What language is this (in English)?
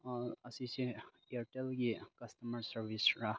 Manipuri